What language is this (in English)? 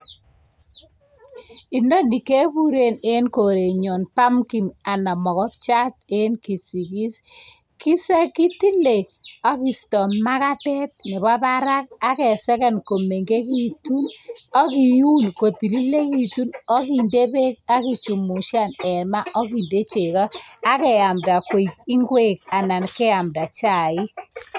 Kalenjin